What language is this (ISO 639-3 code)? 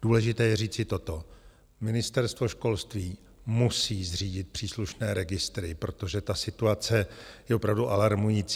ces